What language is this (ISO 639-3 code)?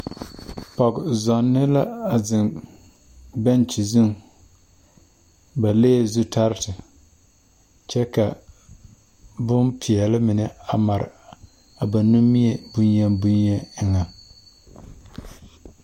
dga